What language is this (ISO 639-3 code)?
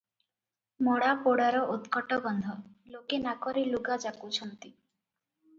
ori